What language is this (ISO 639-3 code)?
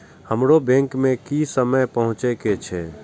mai